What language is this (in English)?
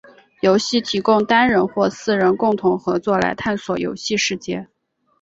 Chinese